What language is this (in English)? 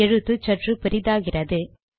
Tamil